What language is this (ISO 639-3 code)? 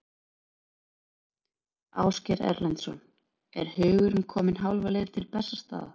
isl